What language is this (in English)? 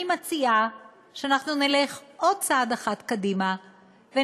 Hebrew